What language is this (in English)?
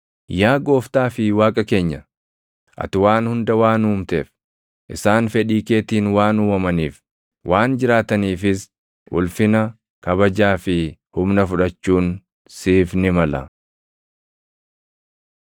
Oromo